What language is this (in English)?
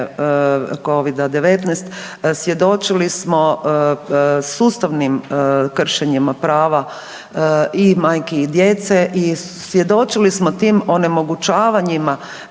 Croatian